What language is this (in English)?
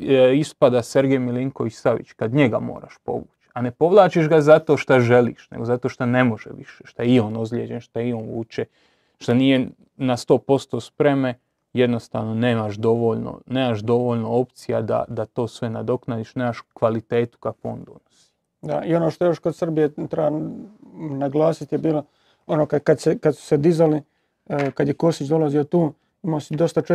Croatian